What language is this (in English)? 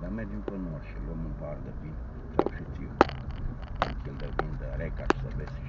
Romanian